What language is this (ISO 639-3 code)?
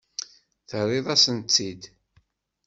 kab